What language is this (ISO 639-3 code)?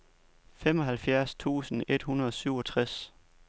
dan